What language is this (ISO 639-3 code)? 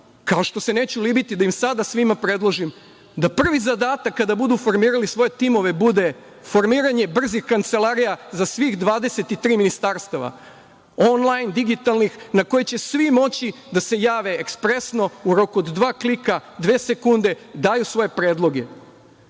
srp